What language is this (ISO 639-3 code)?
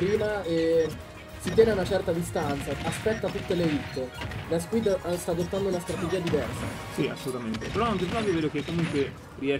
ita